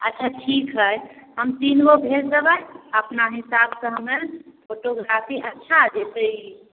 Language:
Maithili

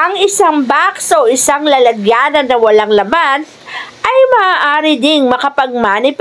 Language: Filipino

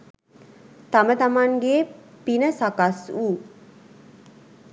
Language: Sinhala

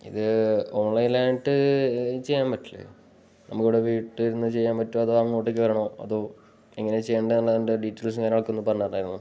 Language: Malayalam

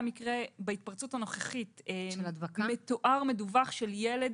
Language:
Hebrew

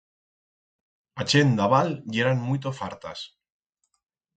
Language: Aragonese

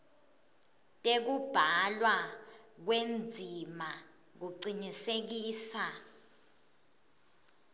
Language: Swati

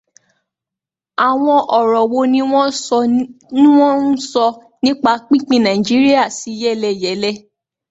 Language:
Yoruba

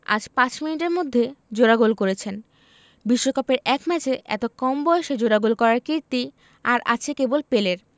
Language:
Bangla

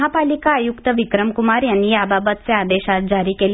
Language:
Marathi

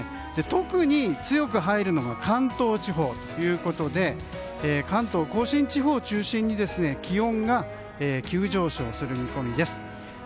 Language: Japanese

